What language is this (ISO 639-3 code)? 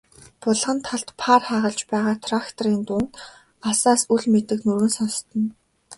mon